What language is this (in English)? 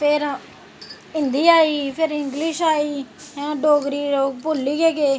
Dogri